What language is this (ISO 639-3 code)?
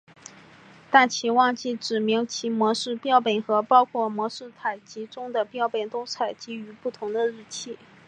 zho